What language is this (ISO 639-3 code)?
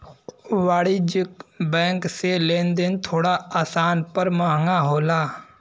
bho